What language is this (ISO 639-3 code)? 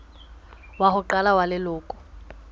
sot